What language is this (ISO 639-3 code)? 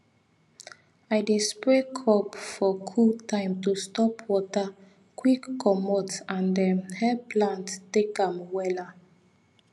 pcm